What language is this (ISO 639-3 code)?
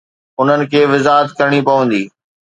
snd